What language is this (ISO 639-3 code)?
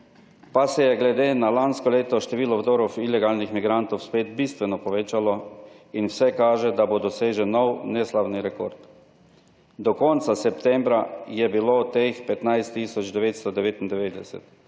slv